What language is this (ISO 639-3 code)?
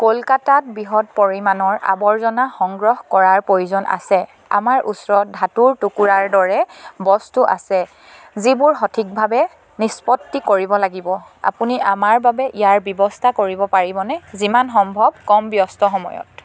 asm